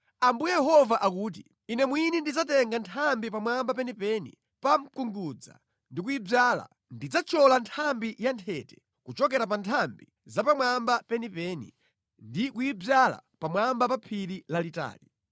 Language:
Nyanja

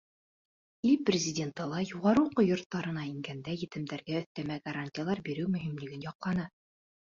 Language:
Bashkir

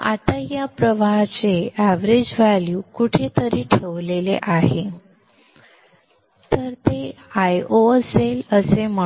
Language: Marathi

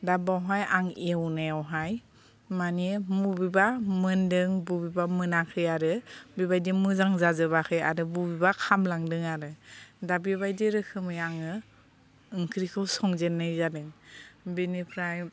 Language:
Bodo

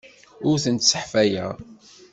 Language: Kabyle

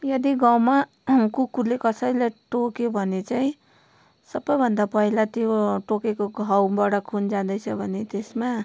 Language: Nepali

